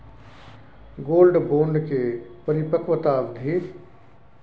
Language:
Maithili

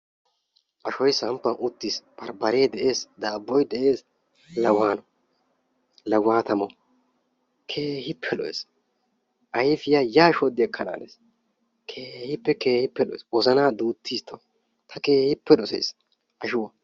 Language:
Wolaytta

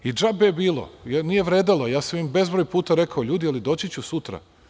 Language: Serbian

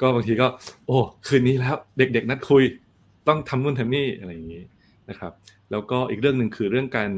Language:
Thai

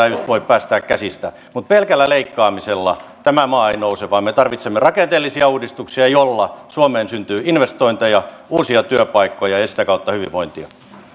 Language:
Finnish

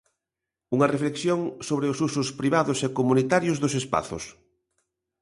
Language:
Galician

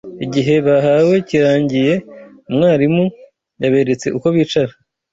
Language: Kinyarwanda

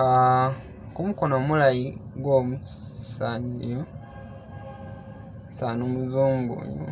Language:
Masaaba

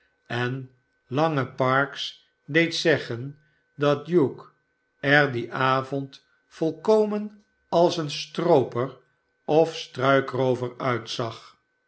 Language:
Dutch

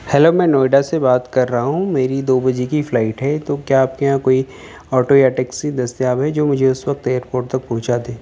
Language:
Urdu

